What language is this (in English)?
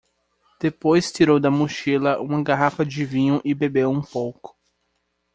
Portuguese